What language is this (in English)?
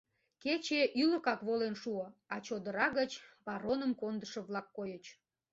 Mari